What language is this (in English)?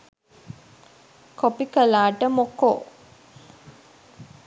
Sinhala